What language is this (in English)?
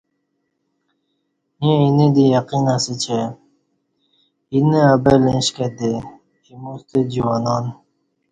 Kati